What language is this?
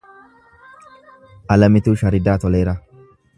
Oromo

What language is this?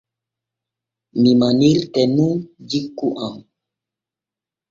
Borgu Fulfulde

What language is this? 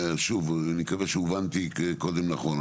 Hebrew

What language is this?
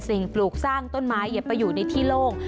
Thai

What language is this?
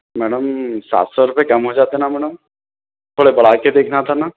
Urdu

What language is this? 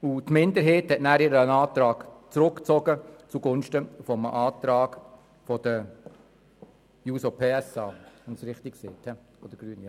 Swiss German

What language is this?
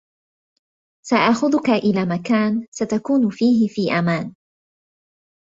Arabic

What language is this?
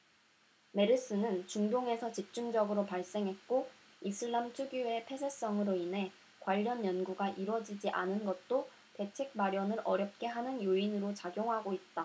Korean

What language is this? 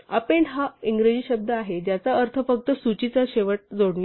Marathi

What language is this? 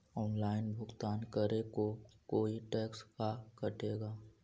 Magahi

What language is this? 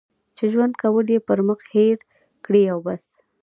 Pashto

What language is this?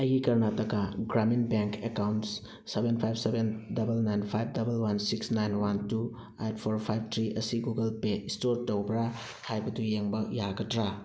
Manipuri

